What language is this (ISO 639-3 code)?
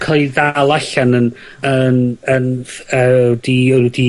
cym